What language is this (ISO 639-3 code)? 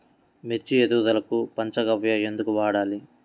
tel